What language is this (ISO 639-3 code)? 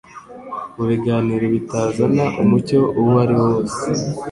kin